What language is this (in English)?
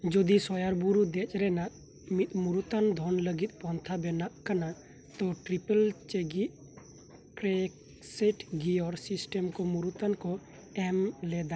Santali